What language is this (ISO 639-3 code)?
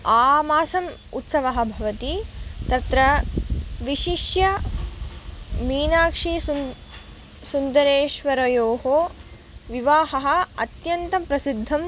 san